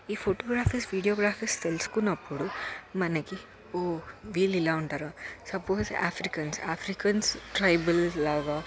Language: Telugu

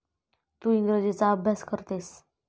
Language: Marathi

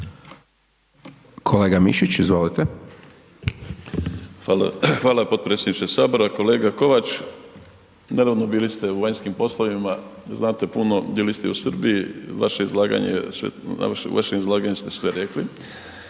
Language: Croatian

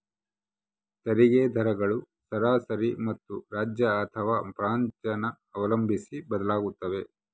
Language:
Kannada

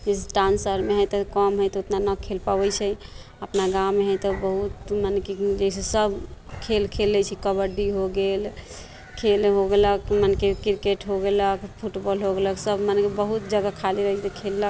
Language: Maithili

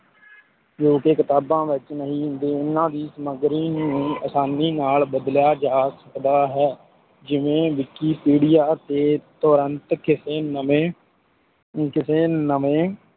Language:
Punjabi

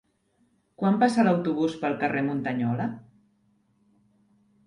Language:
Catalan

